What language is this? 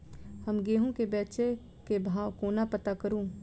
Maithili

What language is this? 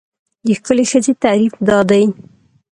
Pashto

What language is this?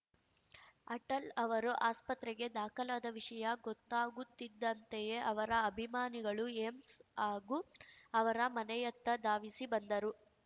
Kannada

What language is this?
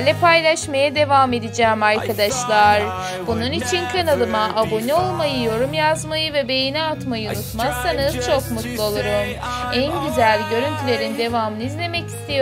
Turkish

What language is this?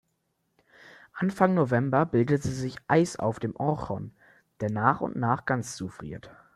German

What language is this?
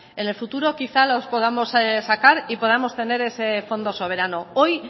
Spanish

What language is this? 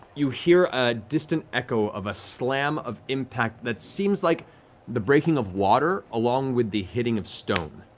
English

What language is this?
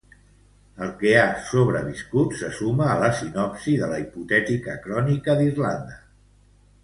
Catalan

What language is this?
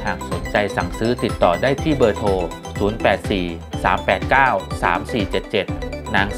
Thai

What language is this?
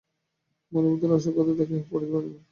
Bangla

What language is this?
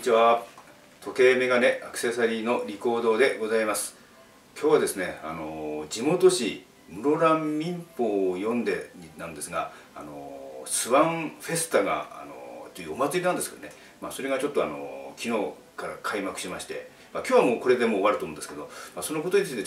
Japanese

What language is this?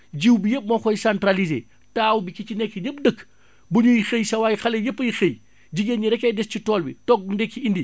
Wolof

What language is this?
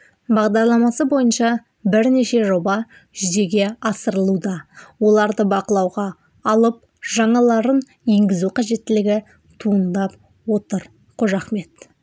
Kazakh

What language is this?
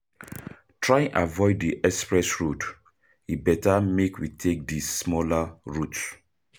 Nigerian Pidgin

